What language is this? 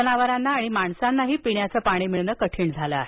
Marathi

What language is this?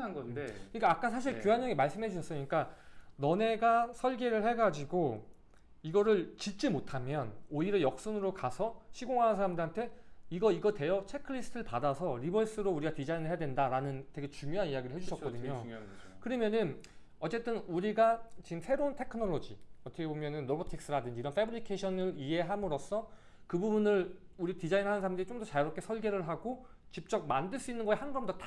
Korean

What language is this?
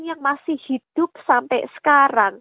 Indonesian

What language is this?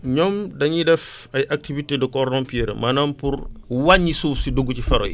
Wolof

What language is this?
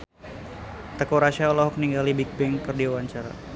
Sundanese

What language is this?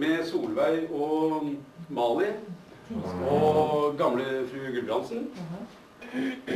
Norwegian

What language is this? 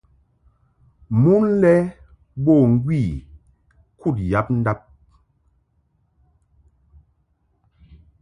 Mungaka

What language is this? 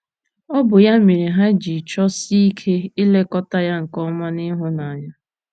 Igbo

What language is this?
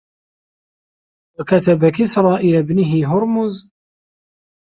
Arabic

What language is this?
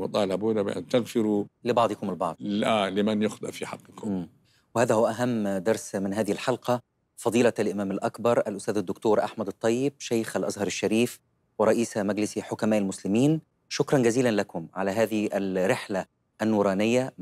Arabic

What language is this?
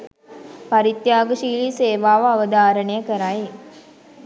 Sinhala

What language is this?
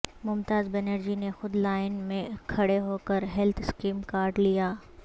Urdu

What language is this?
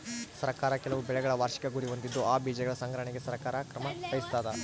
Kannada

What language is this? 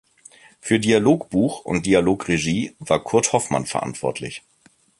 German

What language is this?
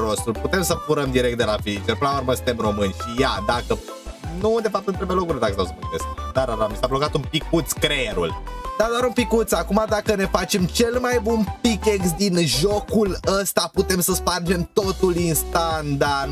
Romanian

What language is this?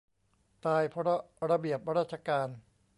Thai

